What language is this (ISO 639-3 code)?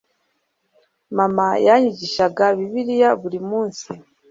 kin